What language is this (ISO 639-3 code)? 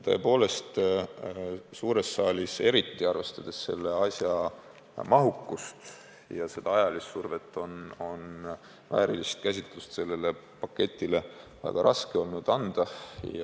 est